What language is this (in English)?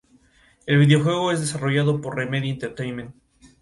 Spanish